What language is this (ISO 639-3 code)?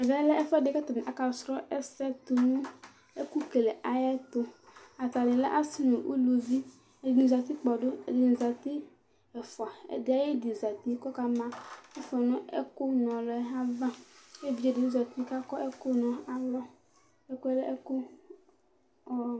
kpo